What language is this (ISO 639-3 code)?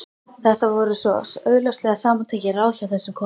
isl